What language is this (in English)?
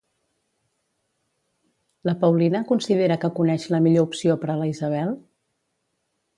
Catalan